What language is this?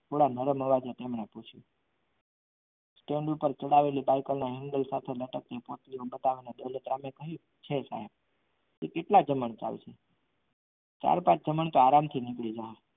Gujarati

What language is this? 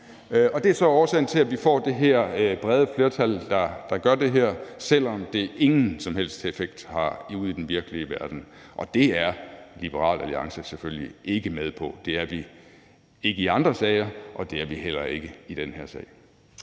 Danish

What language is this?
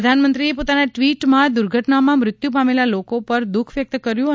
Gujarati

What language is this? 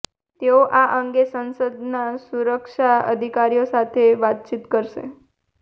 Gujarati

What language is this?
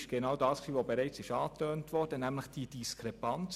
Swiss German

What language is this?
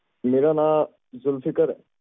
Punjabi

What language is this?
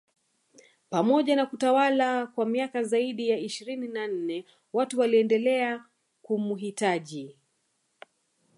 Swahili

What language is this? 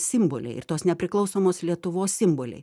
Lithuanian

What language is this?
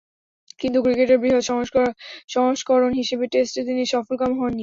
Bangla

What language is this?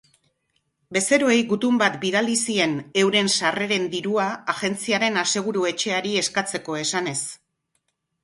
Basque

